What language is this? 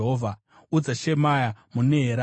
Shona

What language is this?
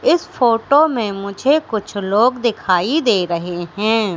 Hindi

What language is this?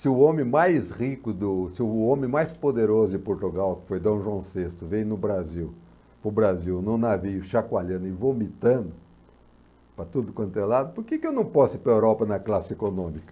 Portuguese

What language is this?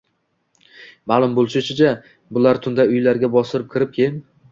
Uzbek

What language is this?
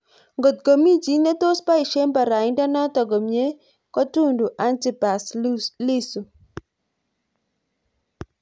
Kalenjin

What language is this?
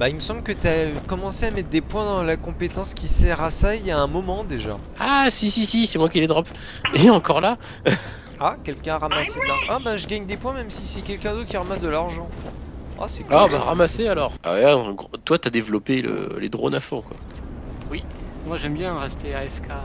French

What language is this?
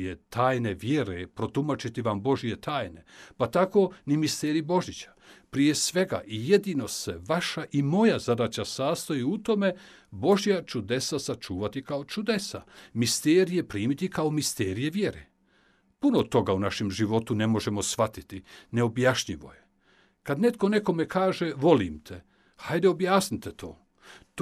Croatian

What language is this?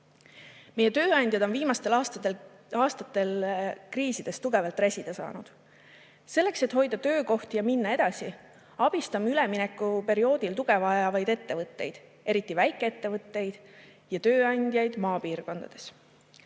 Estonian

